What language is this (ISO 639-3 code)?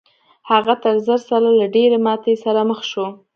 pus